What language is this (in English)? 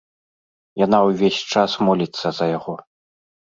Belarusian